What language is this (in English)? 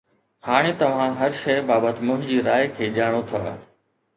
Sindhi